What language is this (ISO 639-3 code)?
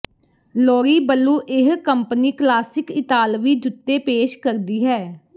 pan